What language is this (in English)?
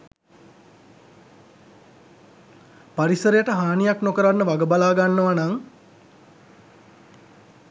Sinhala